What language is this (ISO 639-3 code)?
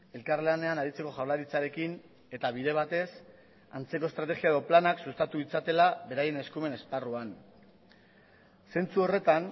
eus